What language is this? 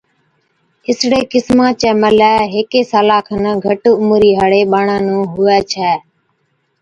Od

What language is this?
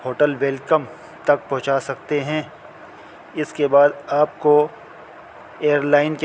Urdu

